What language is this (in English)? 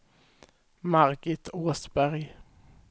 Swedish